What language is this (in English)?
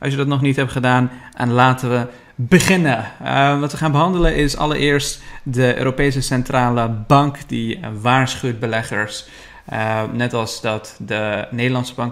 Dutch